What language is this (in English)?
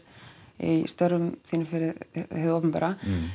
Icelandic